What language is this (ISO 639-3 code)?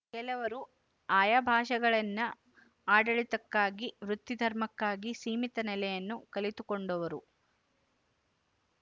kan